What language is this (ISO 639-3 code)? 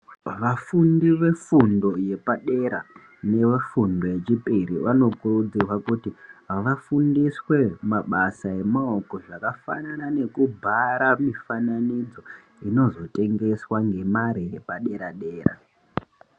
ndc